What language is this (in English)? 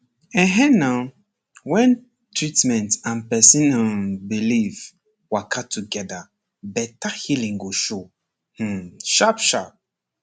Nigerian Pidgin